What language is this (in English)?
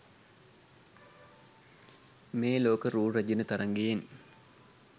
Sinhala